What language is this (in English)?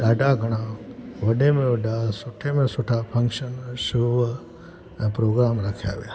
Sindhi